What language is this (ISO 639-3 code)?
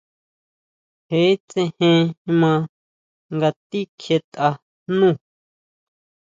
mau